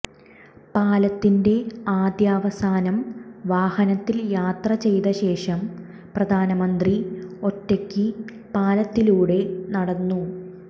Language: Malayalam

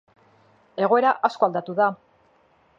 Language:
Basque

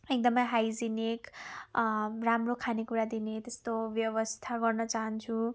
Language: Nepali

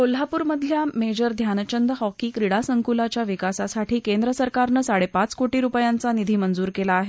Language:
Marathi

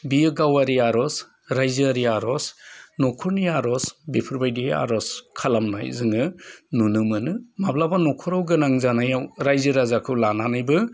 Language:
Bodo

